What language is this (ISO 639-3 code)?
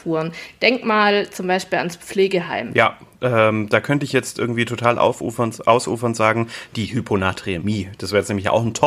deu